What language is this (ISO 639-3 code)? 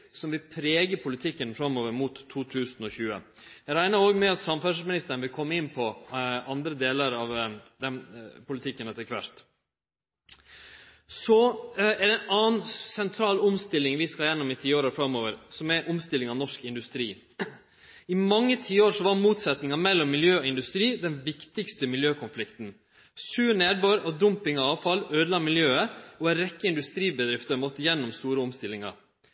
nno